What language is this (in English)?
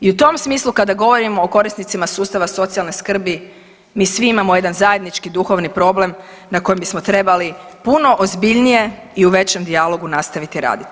Croatian